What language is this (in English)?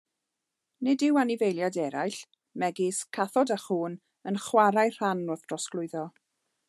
Welsh